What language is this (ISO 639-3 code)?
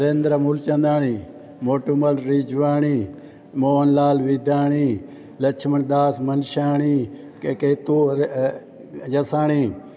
snd